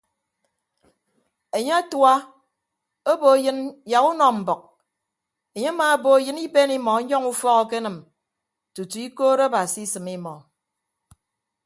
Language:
Ibibio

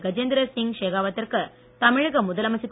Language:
Tamil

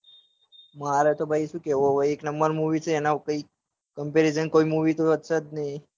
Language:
Gujarati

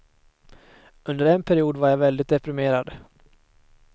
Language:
Swedish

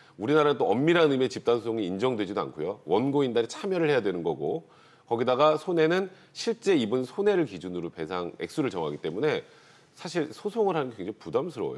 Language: Korean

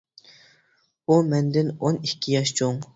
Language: Uyghur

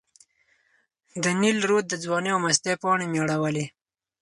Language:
Pashto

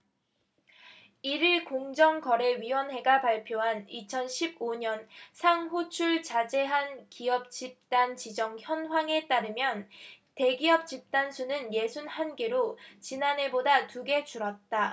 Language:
Korean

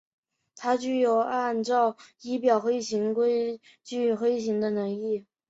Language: Chinese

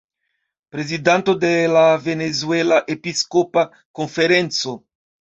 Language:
Esperanto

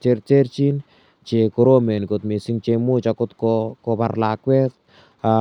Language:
Kalenjin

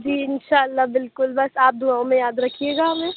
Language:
Urdu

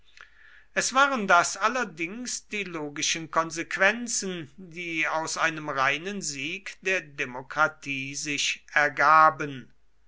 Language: German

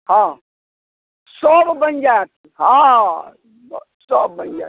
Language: Maithili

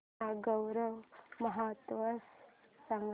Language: Marathi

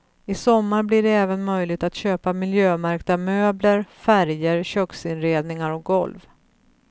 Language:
Swedish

